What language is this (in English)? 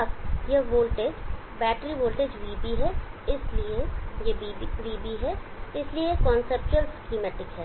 Hindi